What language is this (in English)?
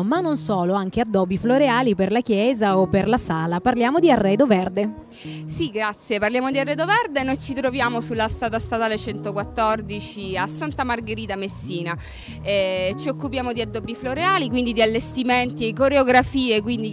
Italian